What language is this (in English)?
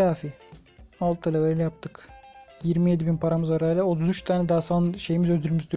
Turkish